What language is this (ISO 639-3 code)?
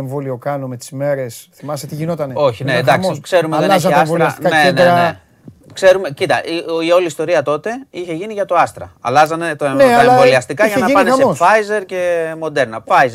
ell